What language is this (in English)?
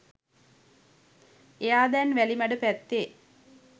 Sinhala